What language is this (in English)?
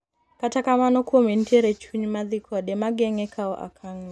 Luo (Kenya and Tanzania)